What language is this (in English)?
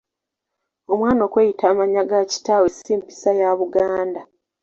Ganda